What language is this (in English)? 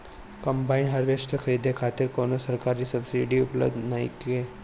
Bhojpuri